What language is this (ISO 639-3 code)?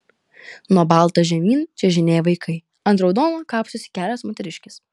lit